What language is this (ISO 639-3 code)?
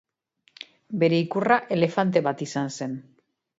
eus